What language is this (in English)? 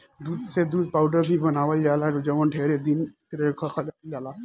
Bhojpuri